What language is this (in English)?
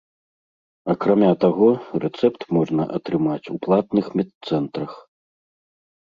Belarusian